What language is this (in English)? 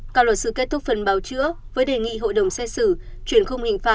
Vietnamese